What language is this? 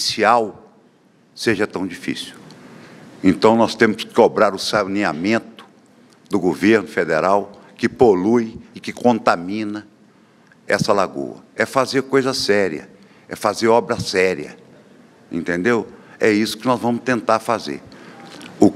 Portuguese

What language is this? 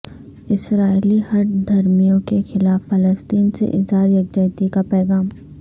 Urdu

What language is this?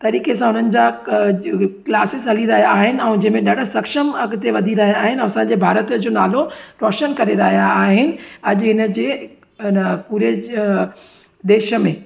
Sindhi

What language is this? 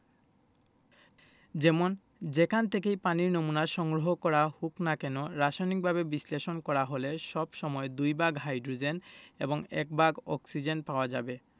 Bangla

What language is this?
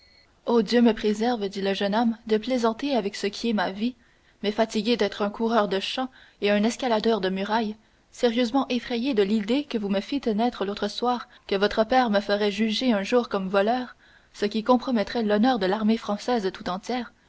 French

